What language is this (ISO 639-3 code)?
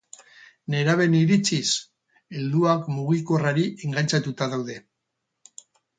eus